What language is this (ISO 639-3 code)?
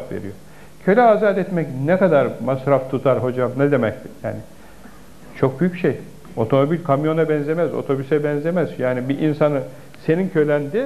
tur